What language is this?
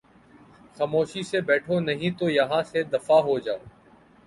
Urdu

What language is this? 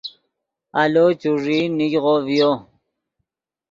Yidgha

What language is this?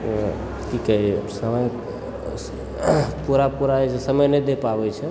Maithili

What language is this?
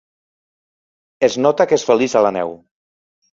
Catalan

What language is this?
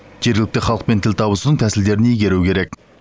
Kazakh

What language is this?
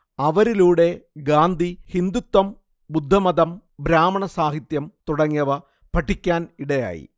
Malayalam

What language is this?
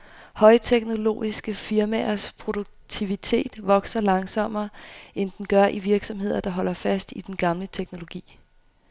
Danish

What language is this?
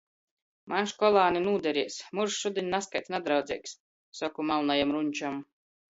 Latgalian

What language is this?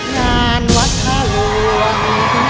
Thai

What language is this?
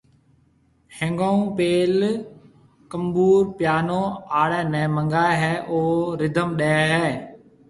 Marwari (Pakistan)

